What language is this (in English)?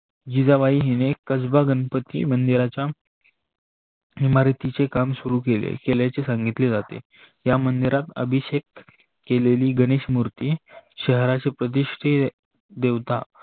Marathi